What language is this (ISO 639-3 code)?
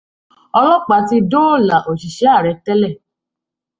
yor